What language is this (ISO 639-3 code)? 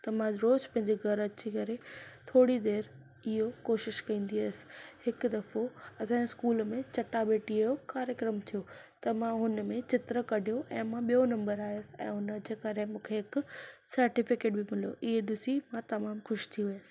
snd